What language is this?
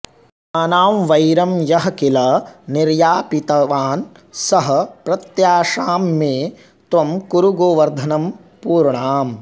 Sanskrit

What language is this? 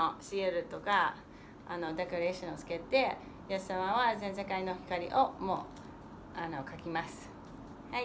Japanese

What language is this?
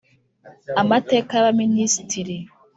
Kinyarwanda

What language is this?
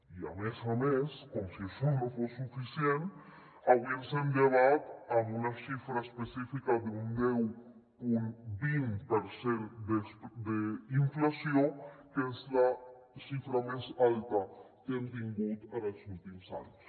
Catalan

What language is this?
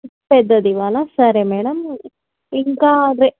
Telugu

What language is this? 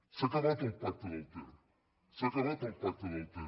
Catalan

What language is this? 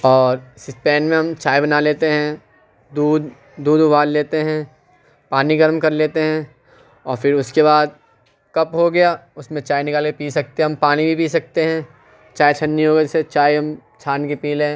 Urdu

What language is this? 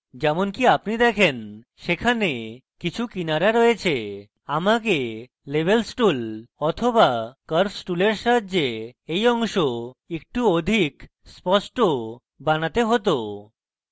Bangla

